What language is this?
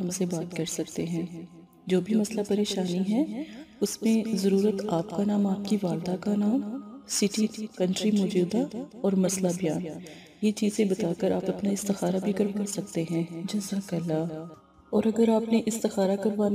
Hindi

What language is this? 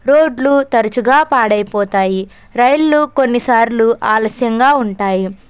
Telugu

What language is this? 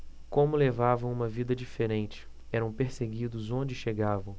Portuguese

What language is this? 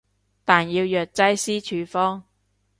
Cantonese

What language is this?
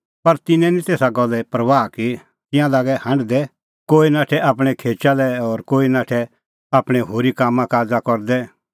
Kullu Pahari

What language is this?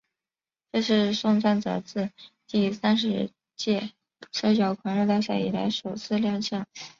Chinese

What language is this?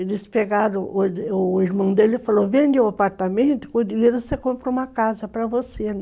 Portuguese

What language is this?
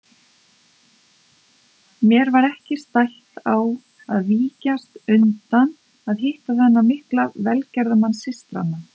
Icelandic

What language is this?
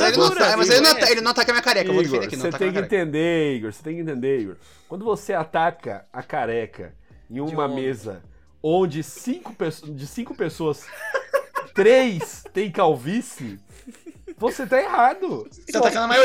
Portuguese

